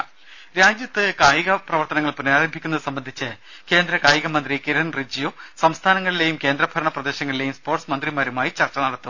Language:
Malayalam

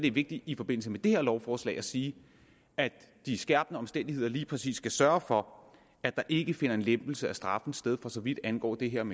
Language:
Danish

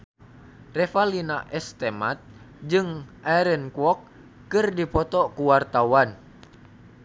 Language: Sundanese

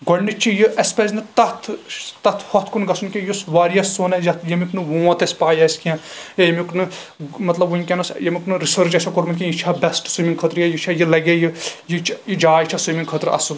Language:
Kashmiri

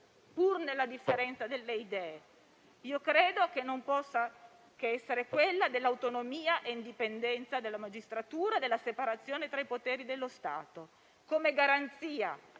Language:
Italian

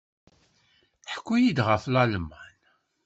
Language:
Kabyle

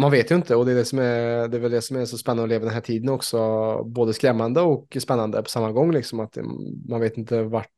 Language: Swedish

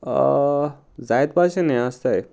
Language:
Konkani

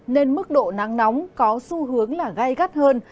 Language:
Vietnamese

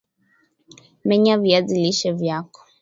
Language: Swahili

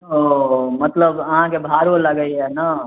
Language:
Maithili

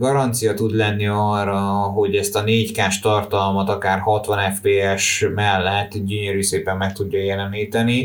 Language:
Hungarian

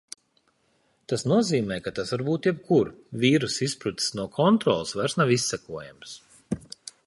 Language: Latvian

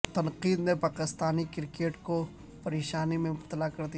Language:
Urdu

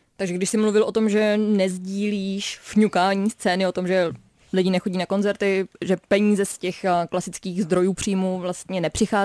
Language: Czech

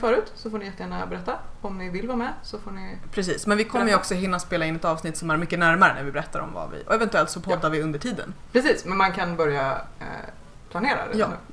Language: Swedish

